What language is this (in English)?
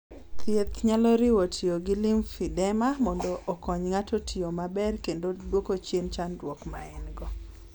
Luo (Kenya and Tanzania)